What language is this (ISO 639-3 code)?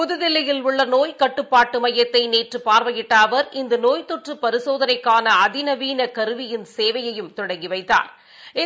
tam